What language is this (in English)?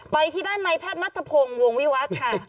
Thai